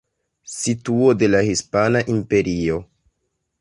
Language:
Esperanto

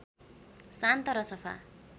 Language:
Nepali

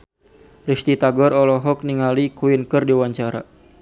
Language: Sundanese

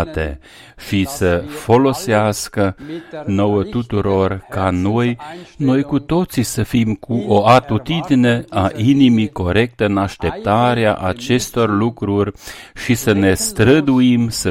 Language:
Romanian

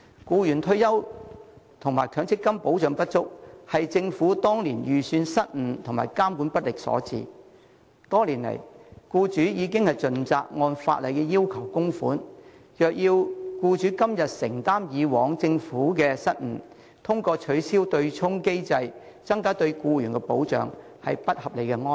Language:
Cantonese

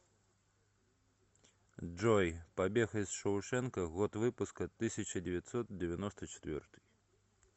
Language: Russian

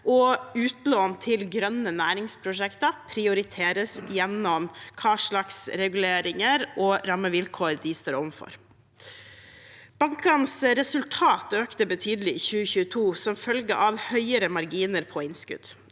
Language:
Norwegian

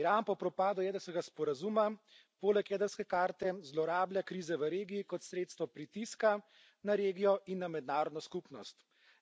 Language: Slovenian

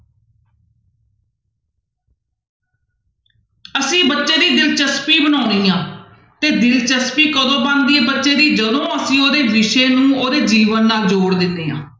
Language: Punjabi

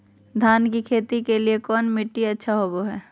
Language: Magahi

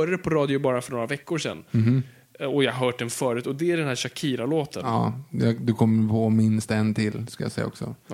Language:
Swedish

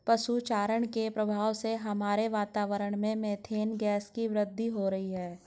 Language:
Hindi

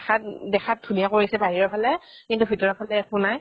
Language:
Assamese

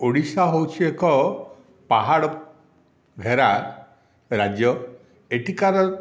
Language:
Odia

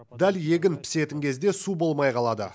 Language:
Kazakh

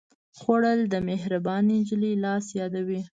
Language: Pashto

